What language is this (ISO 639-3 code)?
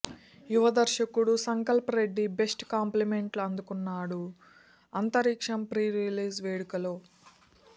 tel